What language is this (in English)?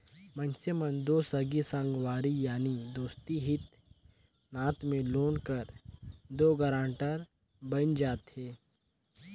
Chhattisgarhi